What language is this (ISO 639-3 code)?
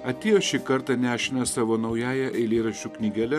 lit